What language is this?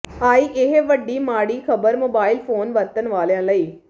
Punjabi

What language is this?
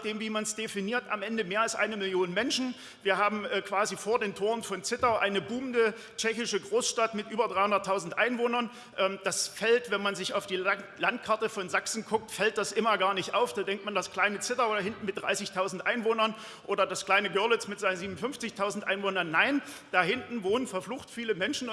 German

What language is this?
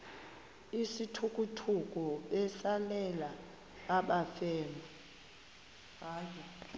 Xhosa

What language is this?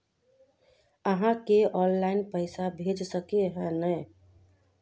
Magahi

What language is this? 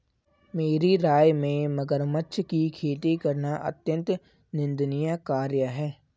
Hindi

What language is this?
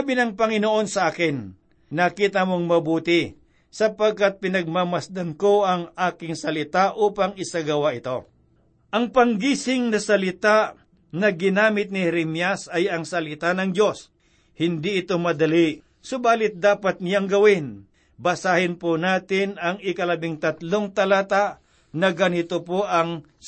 Filipino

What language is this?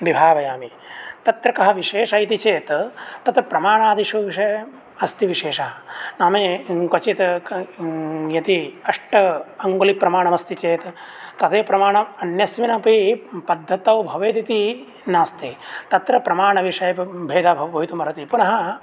Sanskrit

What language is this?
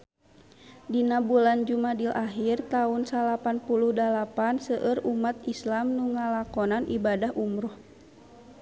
Sundanese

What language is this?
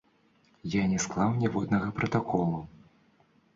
Belarusian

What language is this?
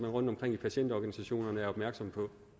Danish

